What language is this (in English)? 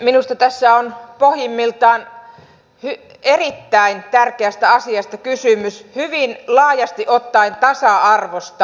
Finnish